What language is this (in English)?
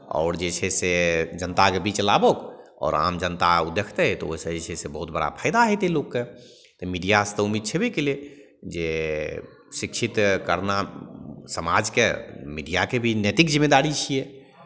Maithili